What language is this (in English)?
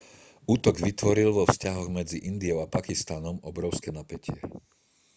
Slovak